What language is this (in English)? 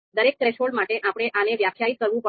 Gujarati